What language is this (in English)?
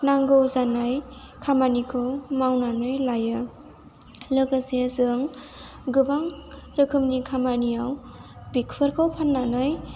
Bodo